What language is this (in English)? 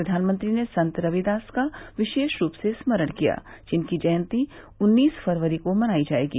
Hindi